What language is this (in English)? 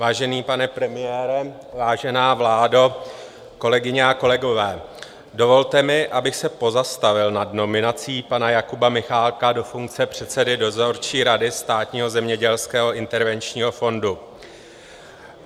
Czech